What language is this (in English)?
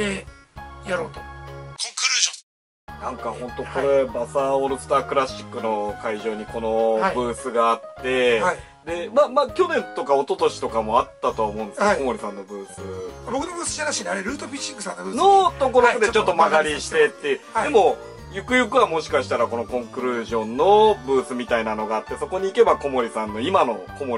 Japanese